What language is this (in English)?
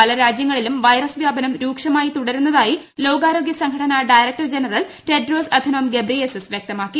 Malayalam